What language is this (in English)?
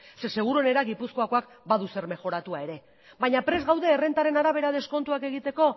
Basque